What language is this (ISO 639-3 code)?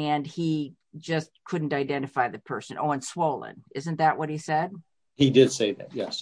eng